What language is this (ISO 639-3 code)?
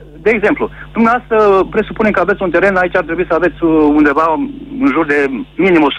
ron